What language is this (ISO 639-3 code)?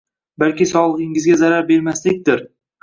uzb